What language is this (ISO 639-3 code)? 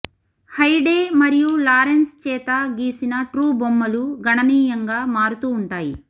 tel